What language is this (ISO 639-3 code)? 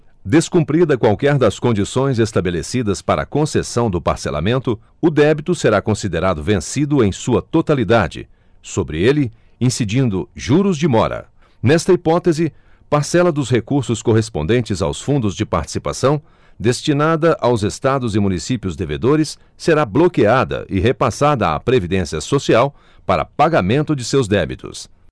por